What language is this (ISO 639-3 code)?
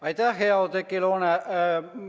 est